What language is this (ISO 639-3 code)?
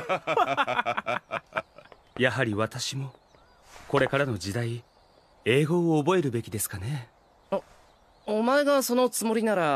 jpn